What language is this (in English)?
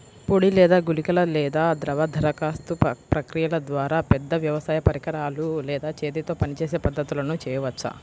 Telugu